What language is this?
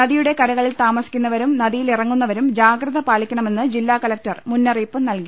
Malayalam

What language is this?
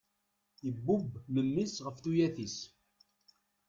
Kabyle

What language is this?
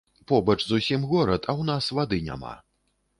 Belarusian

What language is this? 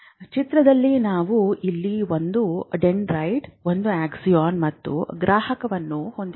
Kannada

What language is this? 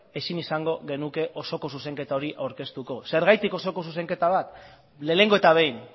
Basque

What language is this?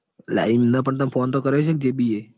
Gujarati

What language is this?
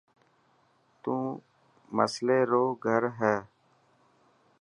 Dhatki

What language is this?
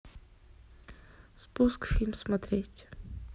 Russian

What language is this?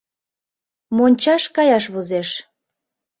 Mari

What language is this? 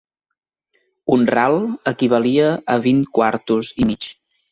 Catalan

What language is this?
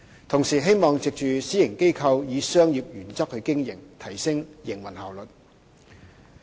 Cantonese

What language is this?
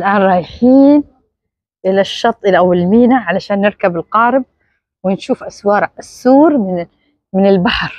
Arabic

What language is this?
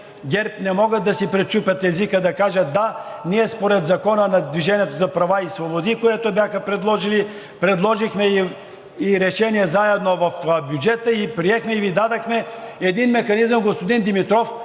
Bulgarian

